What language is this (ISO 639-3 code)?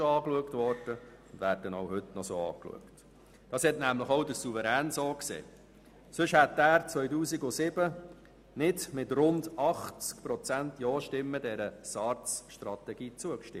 gsw